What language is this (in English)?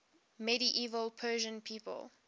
English